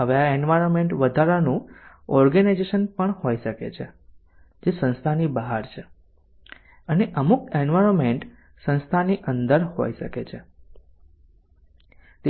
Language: Gujarati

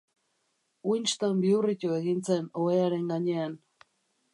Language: Basque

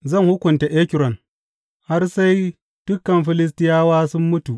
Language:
Hausa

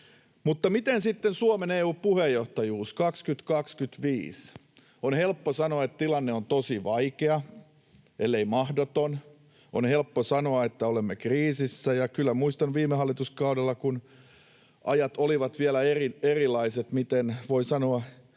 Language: Finnish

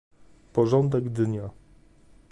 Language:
Polish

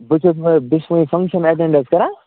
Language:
Kashmiri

